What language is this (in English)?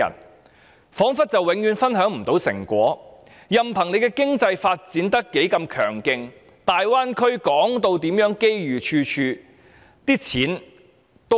Cantonese